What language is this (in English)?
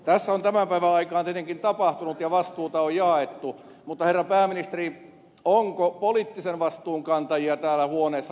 Finnish